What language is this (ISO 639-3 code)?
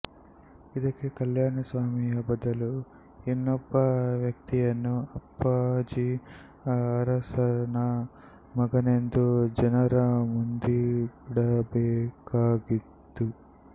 kan